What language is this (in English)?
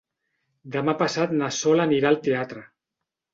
Catalan